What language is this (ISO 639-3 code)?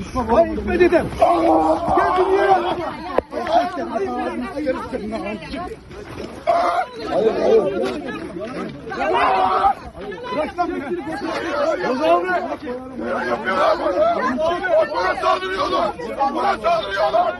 tur